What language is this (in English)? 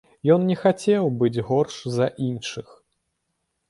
Belarusian